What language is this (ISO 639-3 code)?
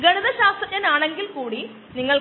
mal